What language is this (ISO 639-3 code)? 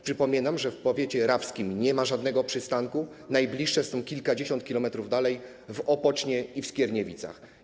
pol